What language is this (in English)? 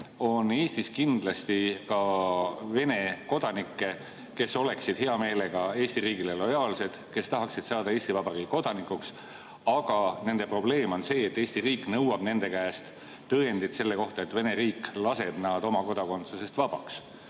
Estonian